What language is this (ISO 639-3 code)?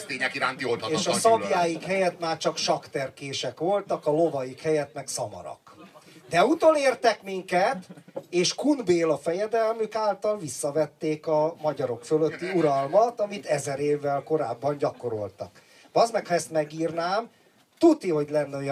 hun